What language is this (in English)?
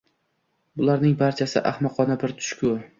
Uzbek